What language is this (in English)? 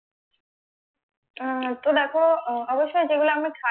Bangla